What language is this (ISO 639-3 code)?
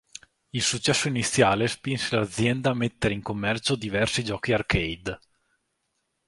ita